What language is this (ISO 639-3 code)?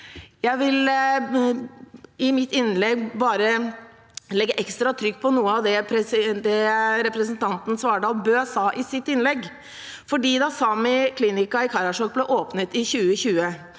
nor